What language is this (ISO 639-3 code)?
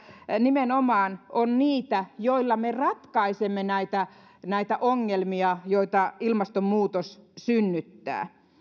fin